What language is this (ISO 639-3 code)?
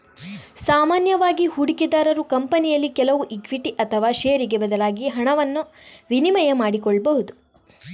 kan